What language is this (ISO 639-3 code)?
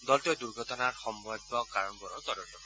asm